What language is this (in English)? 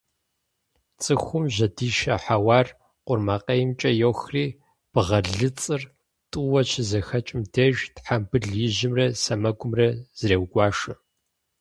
Kabardian